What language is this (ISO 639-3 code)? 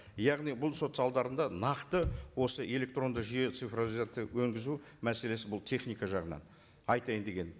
kaz